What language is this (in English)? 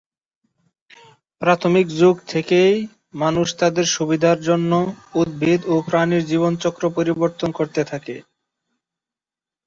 Bangla